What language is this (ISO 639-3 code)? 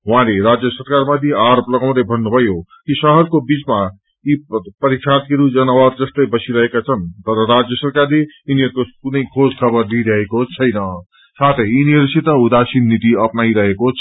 nep